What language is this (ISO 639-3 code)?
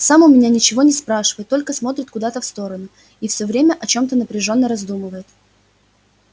rus